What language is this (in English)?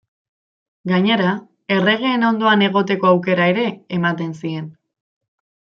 Basque